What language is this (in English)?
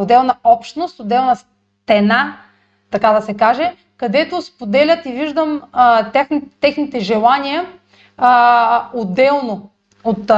Bulgarian